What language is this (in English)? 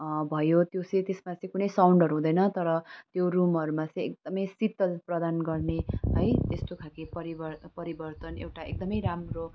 Nepali